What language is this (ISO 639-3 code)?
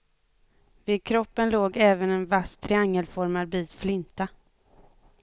swe